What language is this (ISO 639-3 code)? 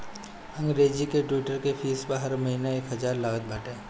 bho